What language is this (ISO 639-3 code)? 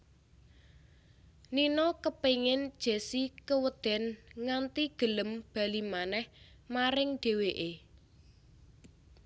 jav